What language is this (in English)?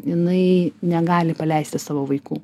Lithuanian